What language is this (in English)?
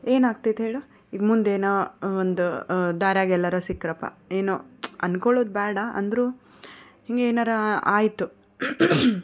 Kannada